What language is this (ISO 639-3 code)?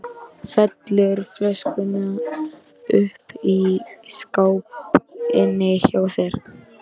isl